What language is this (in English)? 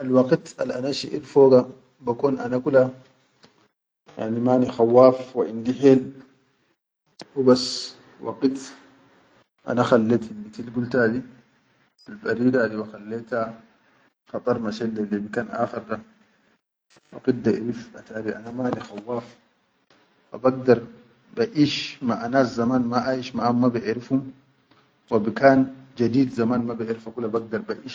Chadian Arabic